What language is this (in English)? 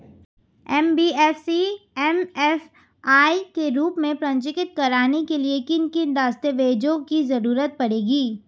Hindi